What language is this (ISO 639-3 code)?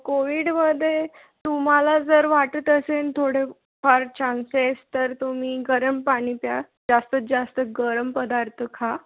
mar